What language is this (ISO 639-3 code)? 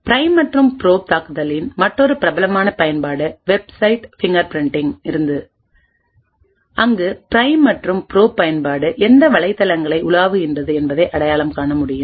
tam